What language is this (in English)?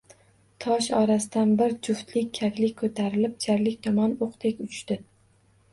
Uzbek